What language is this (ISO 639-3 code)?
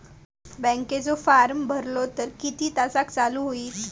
mar